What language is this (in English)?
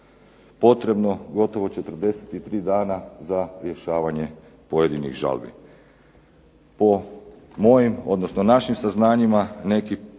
Croatian